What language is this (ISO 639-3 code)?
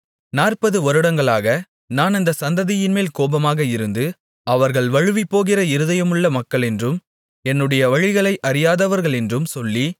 tam